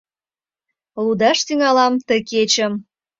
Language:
Mari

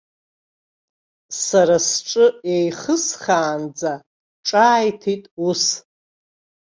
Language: Abkhazian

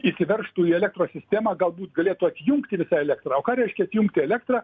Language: Lithuanian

